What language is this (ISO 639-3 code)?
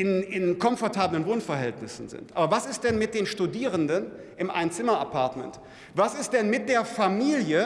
deu